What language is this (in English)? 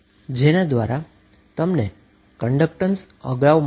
Gujarati